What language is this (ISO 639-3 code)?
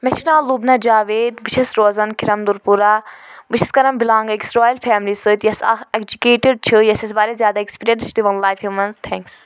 kas